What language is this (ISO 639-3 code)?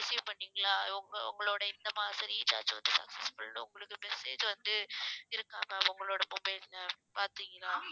tam